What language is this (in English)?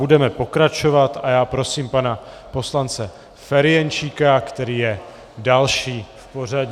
Czech